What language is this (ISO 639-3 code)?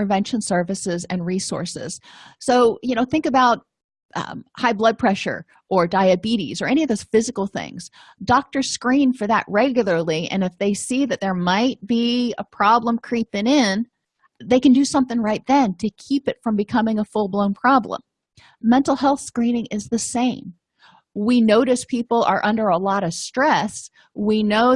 eng